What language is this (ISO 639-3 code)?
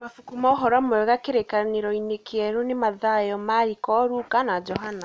kik